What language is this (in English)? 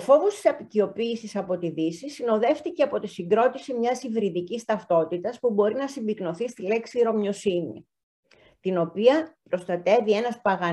Greek